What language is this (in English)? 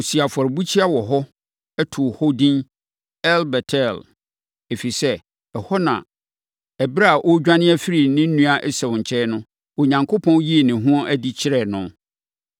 Akan